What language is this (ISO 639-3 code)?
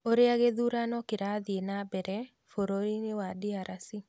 kik